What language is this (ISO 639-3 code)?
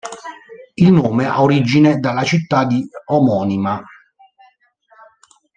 ita